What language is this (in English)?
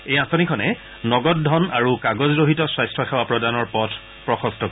Assamese